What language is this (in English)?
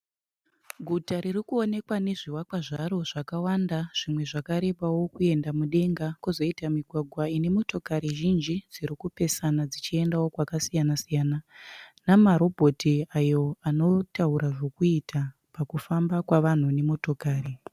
Shona